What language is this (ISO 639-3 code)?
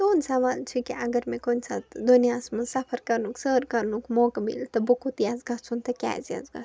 kas